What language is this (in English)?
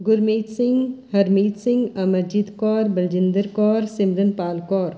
Punjabi